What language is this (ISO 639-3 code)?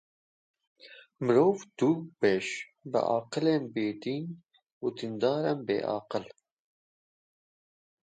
kur